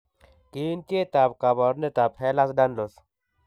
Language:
Kalenjin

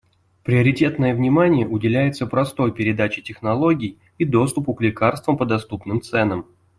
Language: Russian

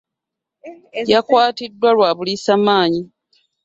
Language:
Ganda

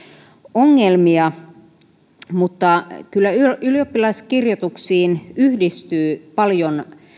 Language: Finnish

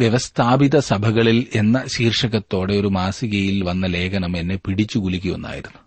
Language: Malayalam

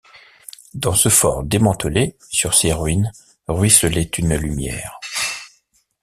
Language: French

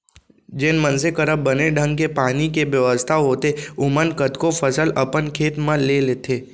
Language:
Chhattisgarhi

